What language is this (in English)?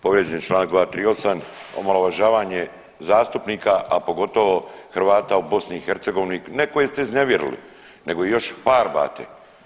Croatian